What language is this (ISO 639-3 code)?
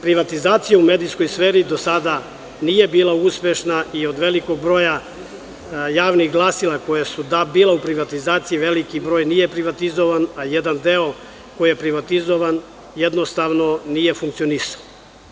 srp